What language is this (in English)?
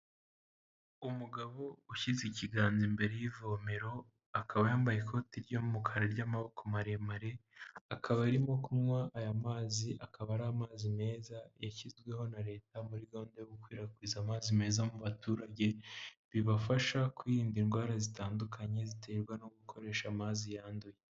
Kinyarwanda